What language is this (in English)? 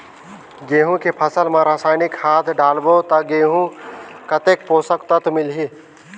Chhattisgarhi